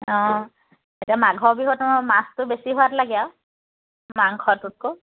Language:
Assamese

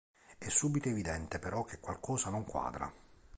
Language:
Italian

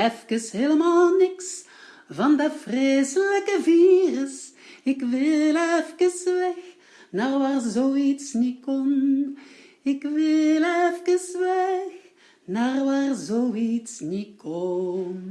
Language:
Dutch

